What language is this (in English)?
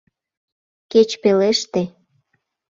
Mari